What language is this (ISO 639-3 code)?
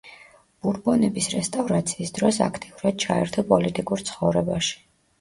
kat